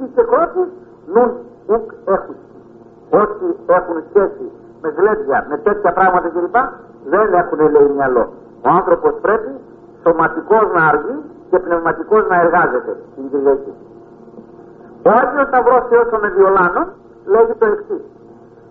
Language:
Greek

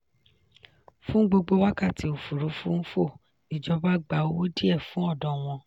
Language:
Yoruba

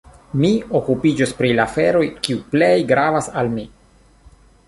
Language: Esperanto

